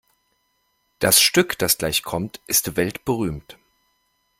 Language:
German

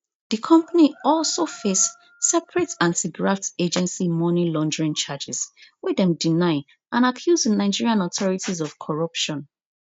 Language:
Nigerian Pidgin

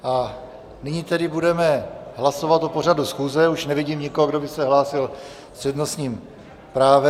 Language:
Czech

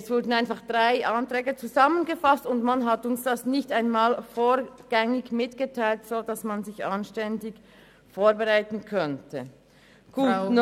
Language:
Swiss German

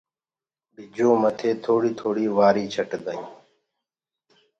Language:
Gurgula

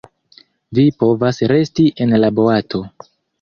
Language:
Esperanto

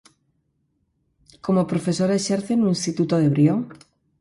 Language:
Galician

